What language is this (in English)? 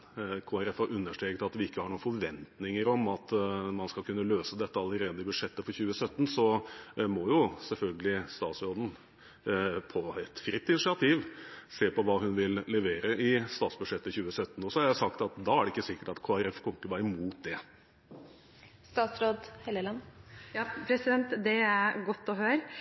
Norwegian Bokmål